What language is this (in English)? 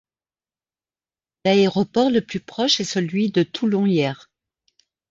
French